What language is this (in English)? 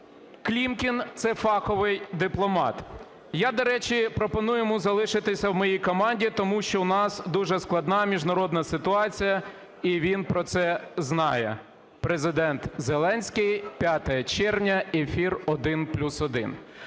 Ukrainian